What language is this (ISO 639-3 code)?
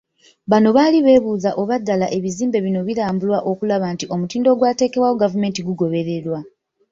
lug